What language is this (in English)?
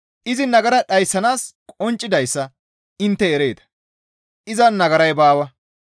Gamo